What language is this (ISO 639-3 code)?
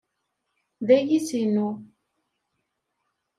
kab